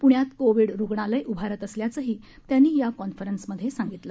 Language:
Marathi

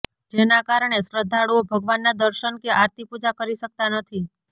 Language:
Gujarati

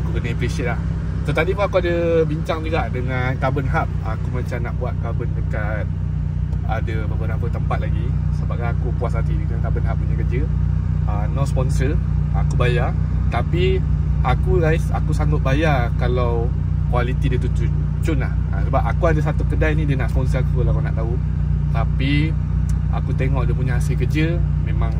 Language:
Malay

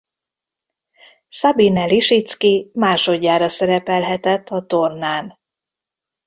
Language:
Hungarian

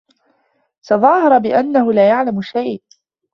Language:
Arabic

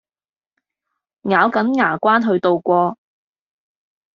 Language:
Cantonese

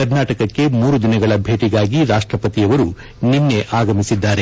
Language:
Kannada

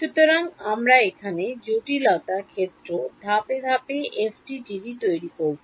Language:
Bangla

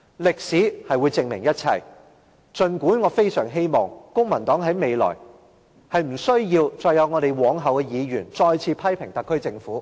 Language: Cantonese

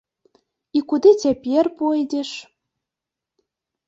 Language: Belarusian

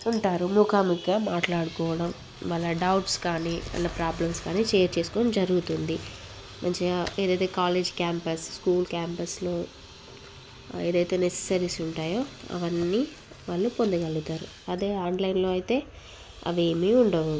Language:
Telugu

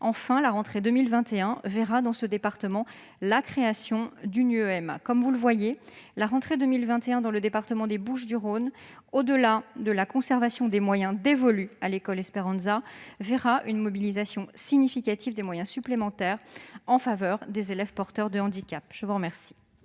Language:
French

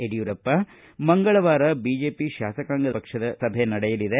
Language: Kannada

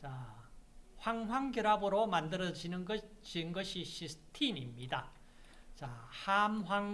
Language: Korean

